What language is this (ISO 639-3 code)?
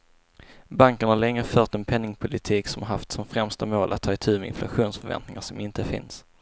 swe